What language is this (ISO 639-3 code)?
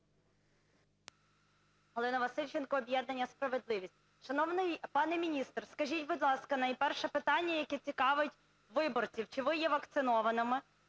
ukr